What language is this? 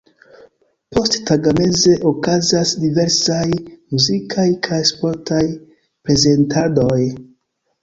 Esperanto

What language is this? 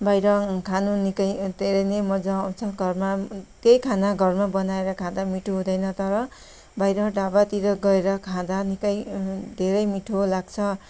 Nepali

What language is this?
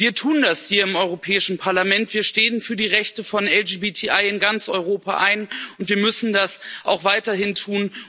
German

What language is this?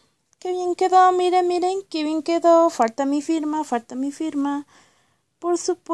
Spanish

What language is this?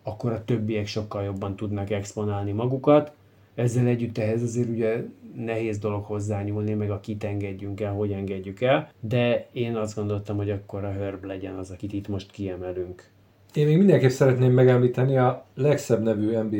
Hungarian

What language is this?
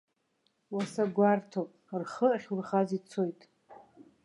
Abkhazian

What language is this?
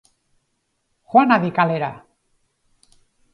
Basque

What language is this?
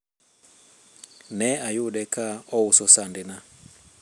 Luo (Kenya and Tanzania)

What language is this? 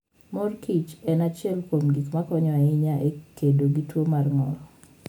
Luo (Kenya and Tanzania)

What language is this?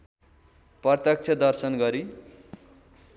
Nepali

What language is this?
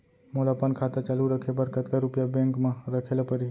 Chhattisgarhi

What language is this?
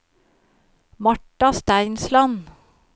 Norwegian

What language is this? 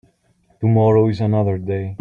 English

